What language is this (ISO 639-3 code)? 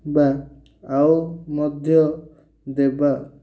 ori